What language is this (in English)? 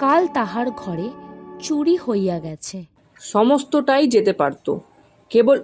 Bangla